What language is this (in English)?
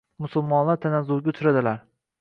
Uzbek